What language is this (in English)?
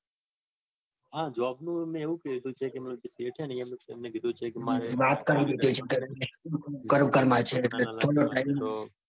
Gujarati